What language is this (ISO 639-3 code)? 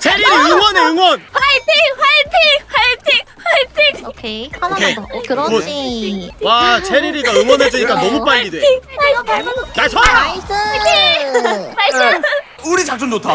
kor